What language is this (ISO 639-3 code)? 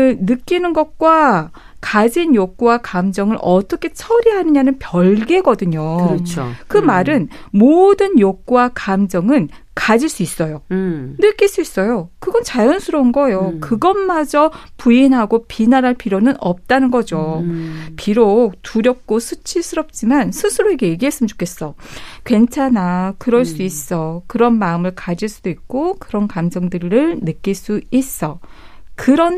kor